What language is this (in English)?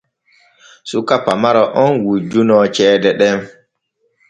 Borgu Fulfulde